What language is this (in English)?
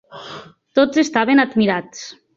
Catalan